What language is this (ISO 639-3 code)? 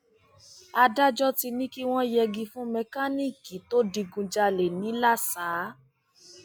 yor